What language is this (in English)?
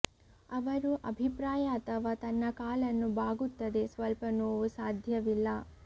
Kannada